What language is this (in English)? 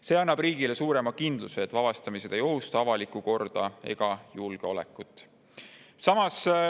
Estonian